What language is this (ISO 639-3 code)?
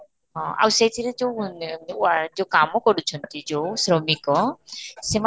ori